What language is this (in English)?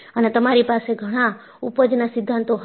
Gujarati